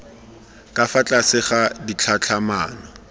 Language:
Tswana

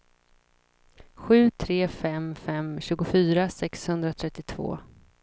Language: Swedish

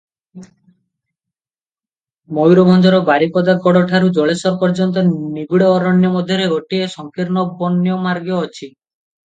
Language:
Odia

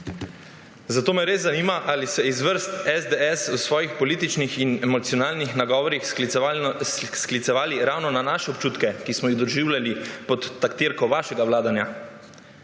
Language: Slovenian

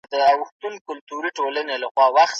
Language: Pashto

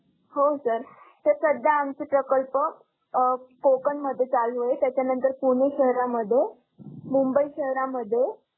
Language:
Marathi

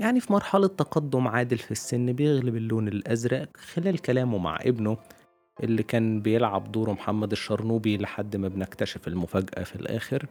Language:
Arabic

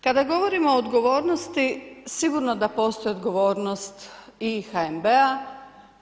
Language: Croatian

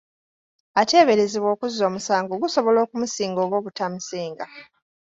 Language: Ganda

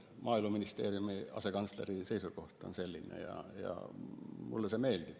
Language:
Estonian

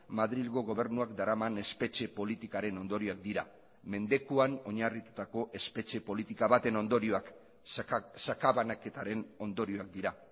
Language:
Basque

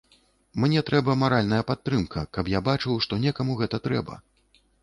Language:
Belarusian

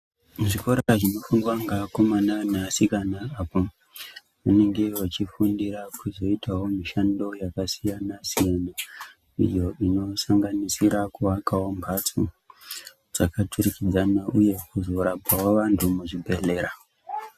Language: Ndau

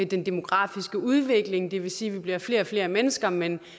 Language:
Danish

